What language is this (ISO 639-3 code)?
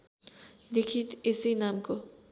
nep